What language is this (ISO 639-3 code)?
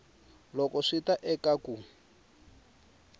tso